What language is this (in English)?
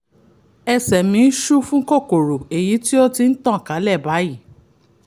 Yoruba